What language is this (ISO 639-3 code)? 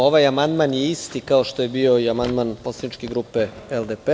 srp